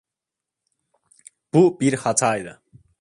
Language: Turkish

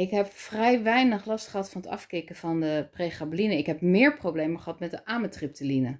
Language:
Dutch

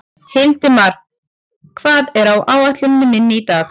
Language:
Icelandic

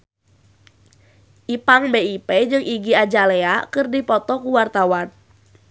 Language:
Sundanese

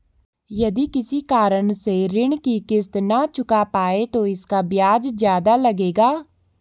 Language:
Hindi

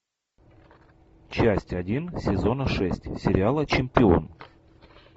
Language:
Russian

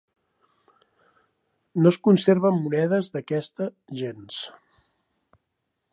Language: Catalan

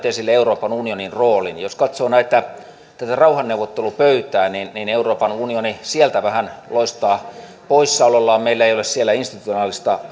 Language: Finnish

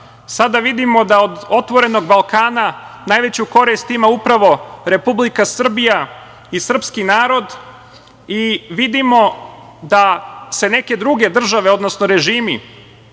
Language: Serbian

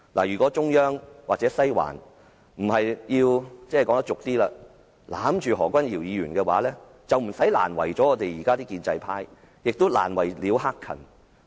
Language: Cantonese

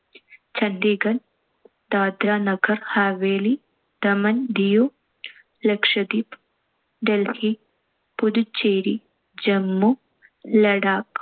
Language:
Malayalam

